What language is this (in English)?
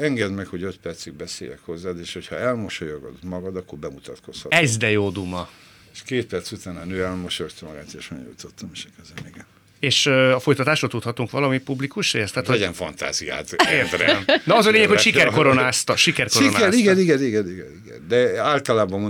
Hungarian